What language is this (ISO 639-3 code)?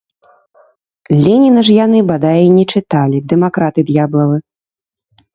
bel